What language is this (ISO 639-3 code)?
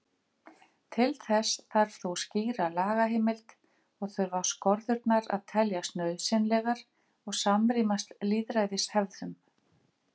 isl